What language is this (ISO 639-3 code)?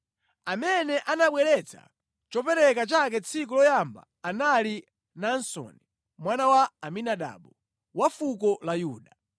nya